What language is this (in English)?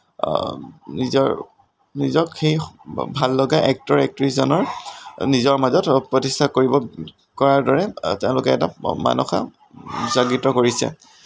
Assamese